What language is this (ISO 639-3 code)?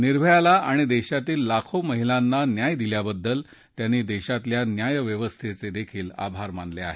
mar